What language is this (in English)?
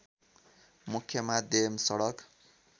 Nepali